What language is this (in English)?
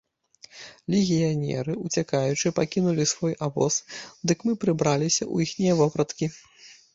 Belarusian